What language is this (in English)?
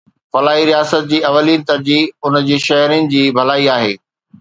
Sindhi